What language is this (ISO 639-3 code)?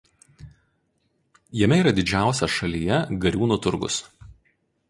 lit